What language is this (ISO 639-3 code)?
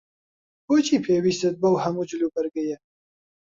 ckb